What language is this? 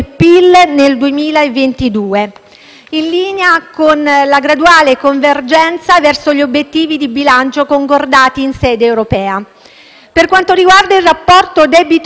Italian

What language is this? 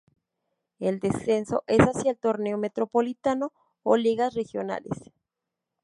Spanish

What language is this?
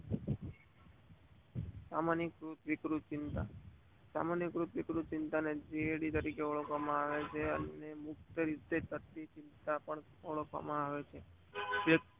Gujarati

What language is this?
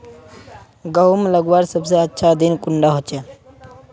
Magahi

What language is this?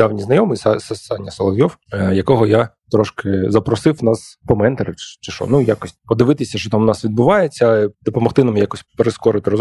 Ukrainian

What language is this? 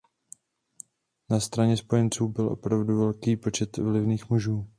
Czech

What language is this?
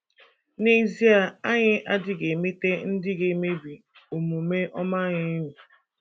Igbo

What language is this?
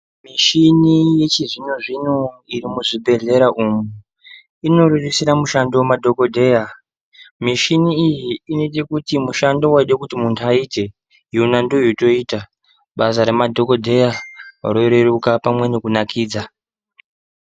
Ndau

